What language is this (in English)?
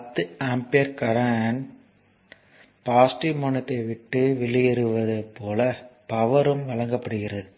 Tamil